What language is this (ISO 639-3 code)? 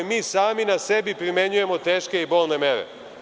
srp